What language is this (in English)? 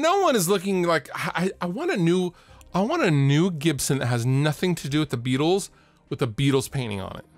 English